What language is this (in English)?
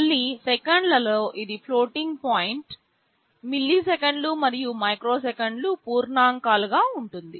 Telugu